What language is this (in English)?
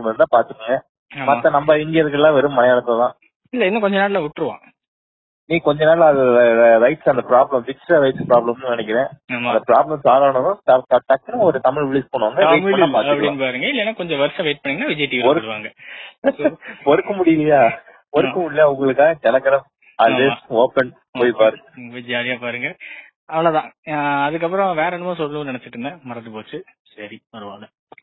Tamil